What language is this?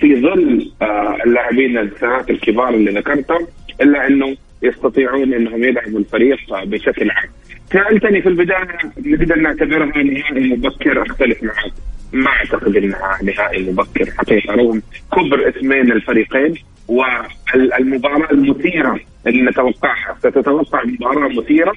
Arabic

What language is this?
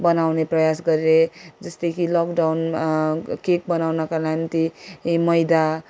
Nepali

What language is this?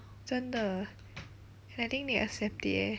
English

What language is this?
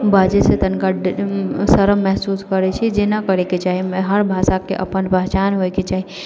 Maithili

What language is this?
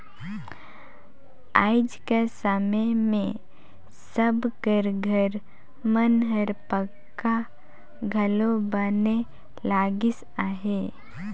Chhattisgarhi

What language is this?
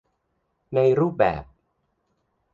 Thai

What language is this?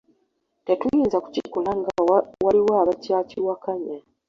Ganda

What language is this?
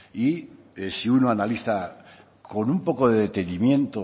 Spanish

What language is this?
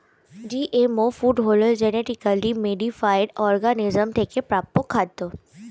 Bangla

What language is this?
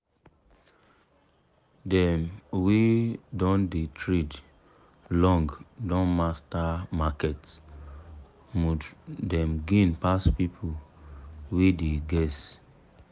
Nigerian Pidgin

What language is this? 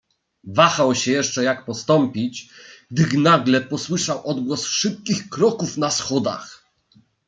Polish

